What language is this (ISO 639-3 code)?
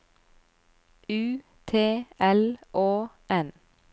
nor